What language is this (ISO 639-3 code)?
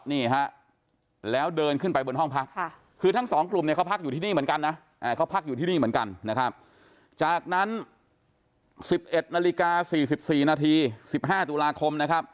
tha